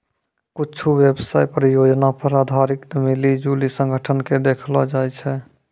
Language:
Maithili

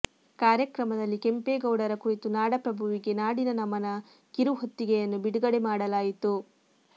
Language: Kannada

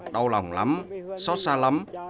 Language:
Vietnamese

